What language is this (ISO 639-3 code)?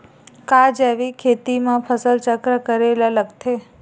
hne